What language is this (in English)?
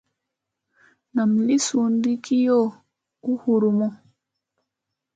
Musey